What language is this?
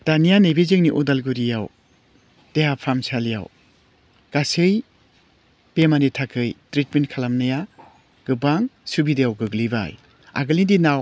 Bodo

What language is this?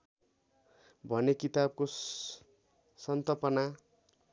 Nepali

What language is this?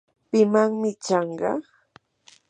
Yanahuanca Pasco Quechua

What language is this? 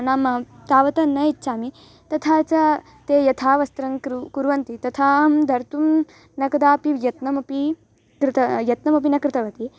Sanskrit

